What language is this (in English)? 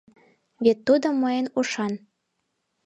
Mari